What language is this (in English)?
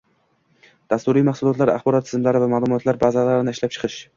Uzbek